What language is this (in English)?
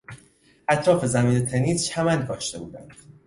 Persian